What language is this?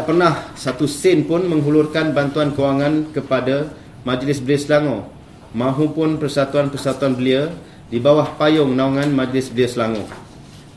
Malay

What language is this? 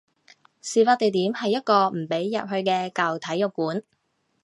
Cantonese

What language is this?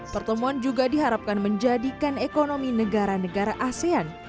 Indonesian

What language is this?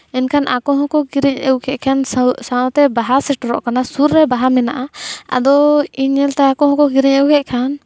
Santali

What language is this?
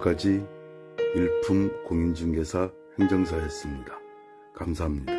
Korean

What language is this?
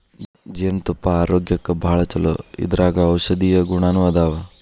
Kannada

